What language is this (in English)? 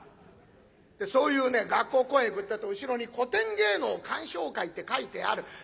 Japanese